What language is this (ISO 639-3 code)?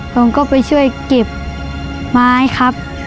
tha